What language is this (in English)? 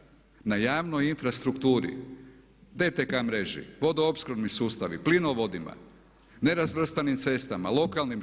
Croatian